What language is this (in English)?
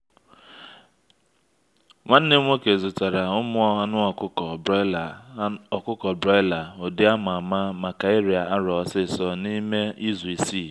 Igbo